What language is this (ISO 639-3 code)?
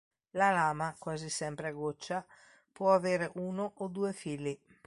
ita